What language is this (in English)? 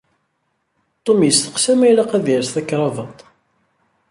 Kabyle